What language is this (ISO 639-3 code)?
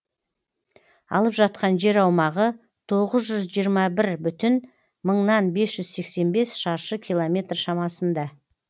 kaz